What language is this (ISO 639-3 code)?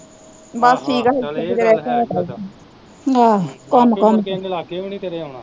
pan